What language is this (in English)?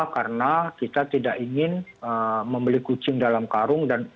Indonesian